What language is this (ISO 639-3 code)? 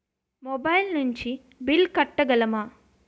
tel